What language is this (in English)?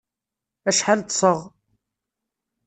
Kabyle